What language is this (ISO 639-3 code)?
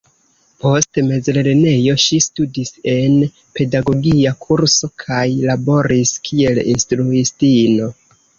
epo